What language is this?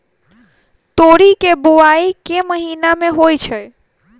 Maithili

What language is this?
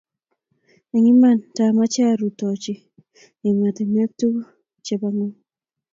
Kalenjin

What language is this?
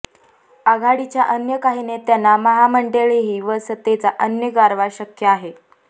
Marathi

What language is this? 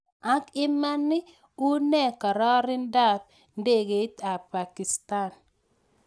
Kalenjin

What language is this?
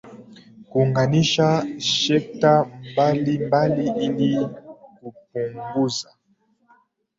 Swahili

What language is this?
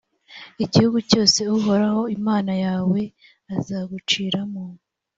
Kinyarwanda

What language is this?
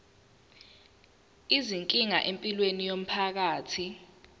Zulu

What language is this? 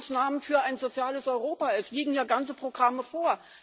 German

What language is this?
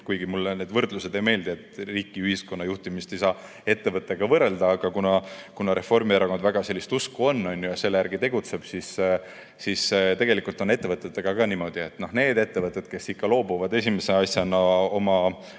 Estonian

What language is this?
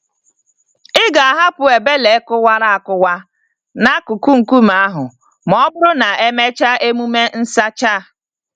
Igbo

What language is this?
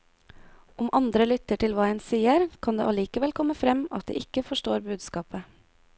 Norwegian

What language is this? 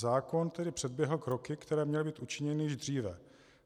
Czech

